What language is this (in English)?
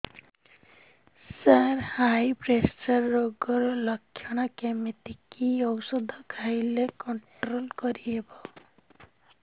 Odia